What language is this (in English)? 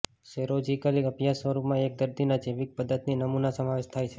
Gujarati